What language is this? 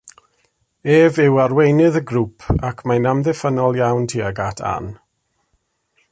Welsh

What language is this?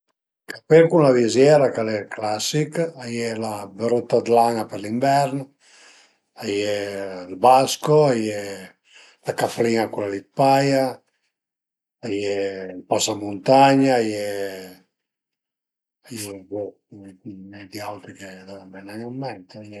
Piedmontese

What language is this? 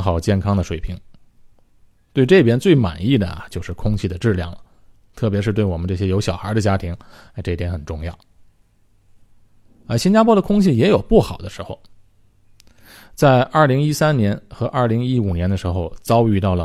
Chinese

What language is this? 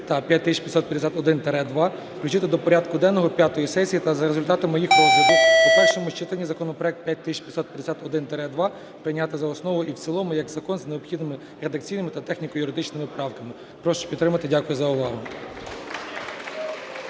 Ukrainian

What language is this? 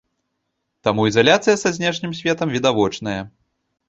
Belarusian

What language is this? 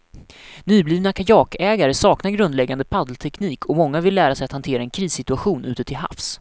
Swedish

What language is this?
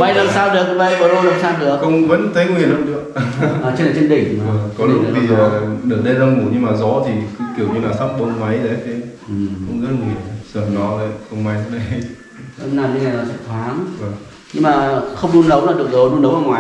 Vietnamese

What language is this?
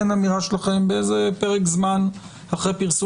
Hebrew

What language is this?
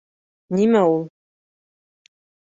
Bashkir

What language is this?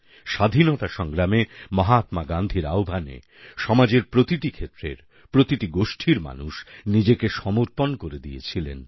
Bangla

